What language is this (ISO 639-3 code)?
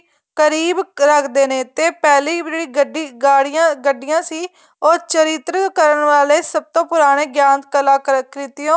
pan